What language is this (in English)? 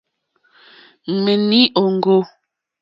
Mokpwe